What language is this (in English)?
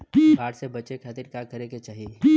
Bhojpuri